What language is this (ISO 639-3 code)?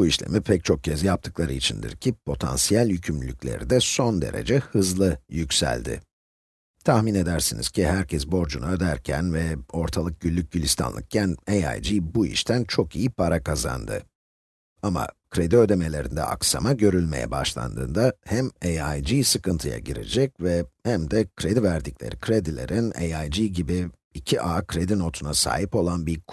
tur